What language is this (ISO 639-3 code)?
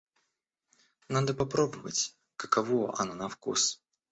rus